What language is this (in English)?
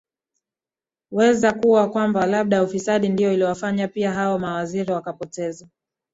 Swahili